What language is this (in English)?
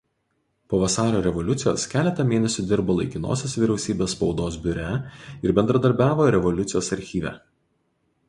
Lithuanian